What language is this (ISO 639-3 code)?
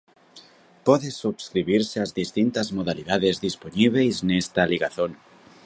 glg